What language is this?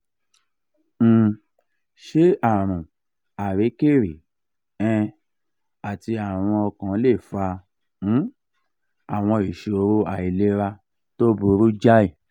Yoruba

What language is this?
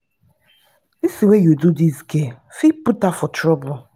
Nigerian Pidgin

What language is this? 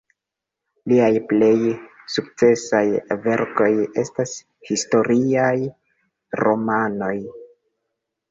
Esperanto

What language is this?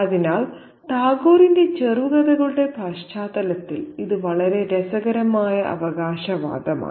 Malayalam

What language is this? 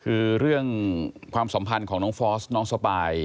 Thai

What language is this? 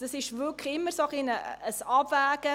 Swiss German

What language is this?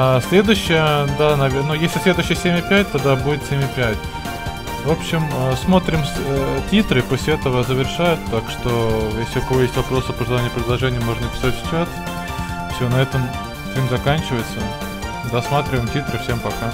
Russian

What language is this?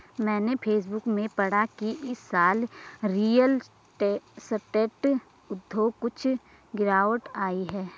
Hindi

